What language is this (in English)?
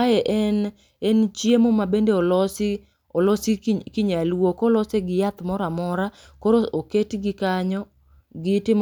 Luo (Kenya and Tanzania)